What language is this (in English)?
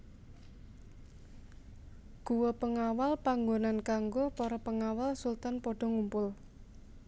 Javanese